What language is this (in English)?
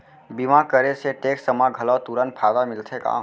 Chhattisgarhi